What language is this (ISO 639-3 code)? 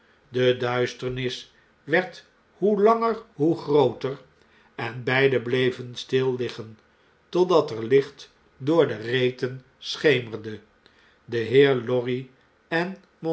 nld